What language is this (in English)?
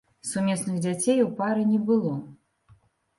Belarusian